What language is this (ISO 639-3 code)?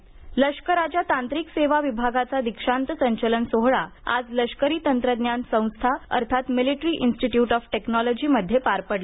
mar